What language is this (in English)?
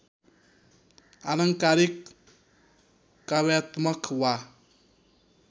Nepali